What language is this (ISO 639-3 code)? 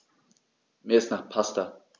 deu